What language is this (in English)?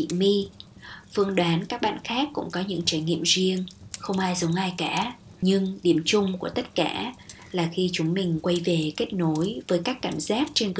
Vietnamese